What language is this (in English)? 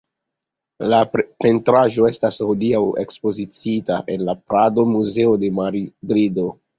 Esperanto